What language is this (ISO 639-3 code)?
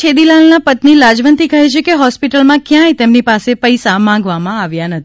guj